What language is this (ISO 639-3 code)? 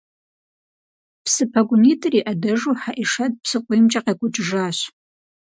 kbd